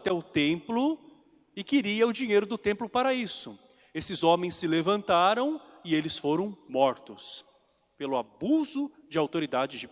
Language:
Portuguese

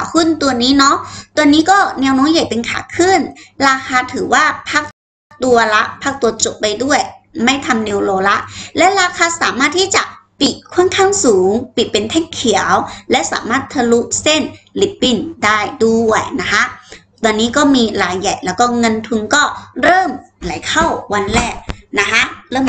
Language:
Thai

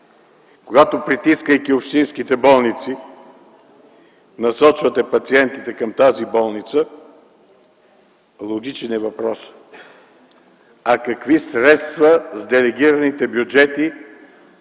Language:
Bulgarian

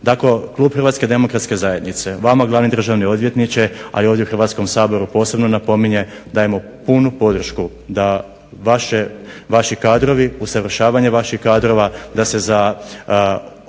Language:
Croatian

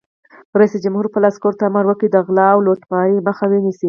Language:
Pashto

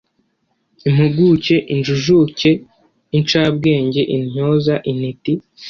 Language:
Kinyarwanda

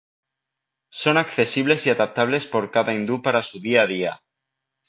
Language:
Spanish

